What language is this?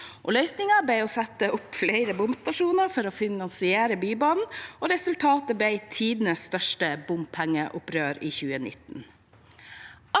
Norwegian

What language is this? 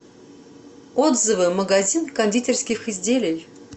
Russian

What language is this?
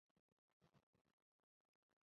Chinese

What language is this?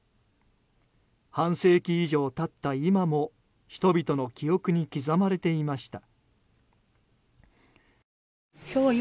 Japanese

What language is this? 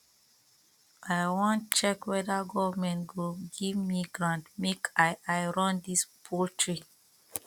Nigerian Pidgin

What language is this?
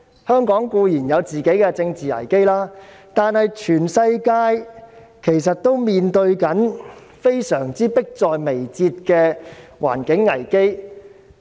Cantonese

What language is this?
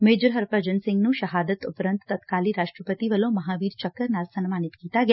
Punjabi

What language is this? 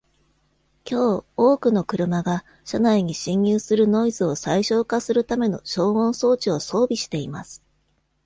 Japanese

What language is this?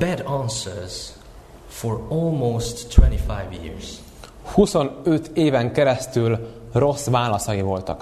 Hungarian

